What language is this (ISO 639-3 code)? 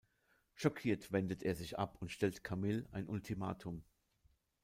deu